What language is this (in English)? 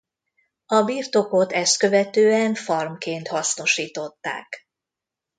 Hungarian